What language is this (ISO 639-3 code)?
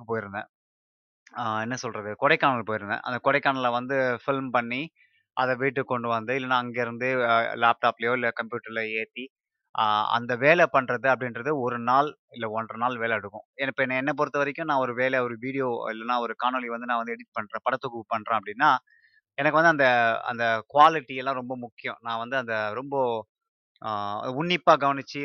tam